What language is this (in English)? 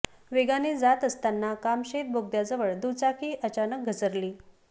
Marathi